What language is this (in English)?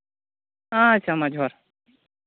Santali